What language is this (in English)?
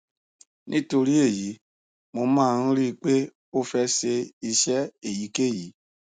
Yoruba